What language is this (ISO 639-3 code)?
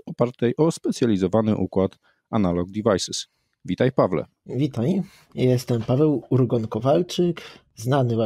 pol